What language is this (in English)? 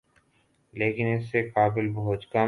Urdu